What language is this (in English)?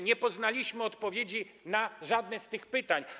Polish